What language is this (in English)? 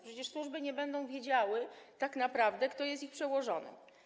Polish